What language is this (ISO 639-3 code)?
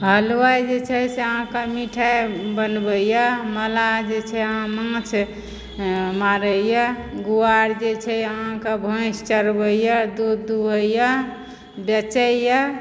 mai